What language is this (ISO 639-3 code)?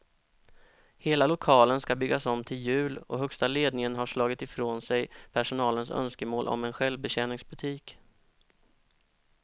swe